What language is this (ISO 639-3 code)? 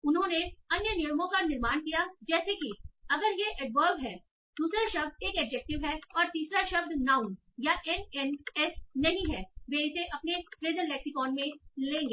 hin